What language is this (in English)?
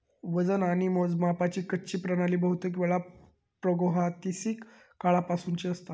Marathi